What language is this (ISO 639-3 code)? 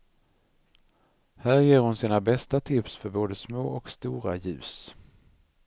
swe